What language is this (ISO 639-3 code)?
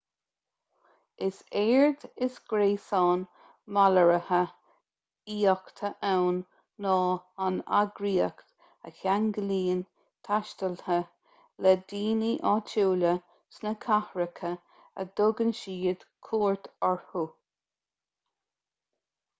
gle